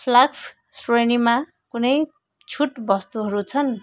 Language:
Nepali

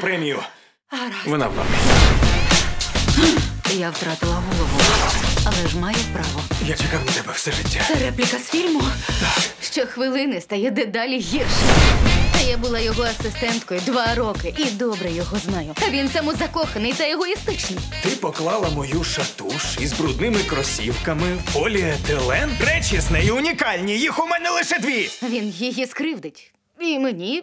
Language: Ukrainian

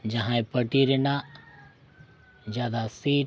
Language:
Santali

